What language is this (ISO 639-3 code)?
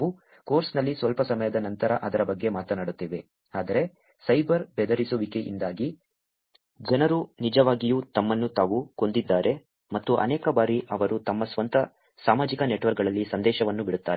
kan